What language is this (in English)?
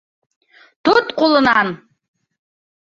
Bashkir